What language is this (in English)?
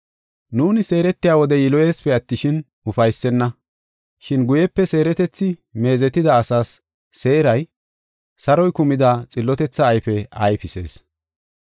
Gofa